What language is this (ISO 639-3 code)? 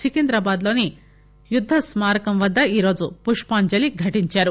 tel